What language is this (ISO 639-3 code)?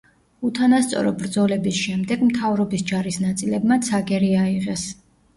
kat